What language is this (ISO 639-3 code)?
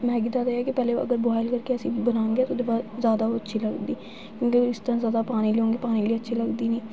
doi